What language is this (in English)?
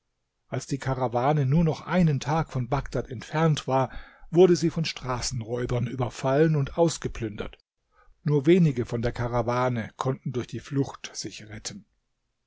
German